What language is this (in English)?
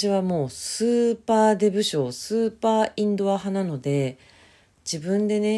Japanese